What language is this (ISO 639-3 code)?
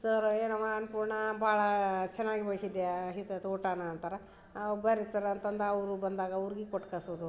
kan